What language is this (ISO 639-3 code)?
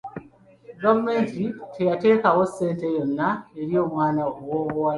lug